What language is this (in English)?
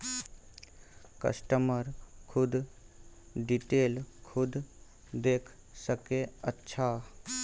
Maithili